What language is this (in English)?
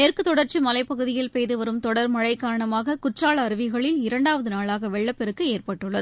Tamil